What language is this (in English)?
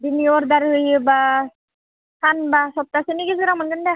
Bodo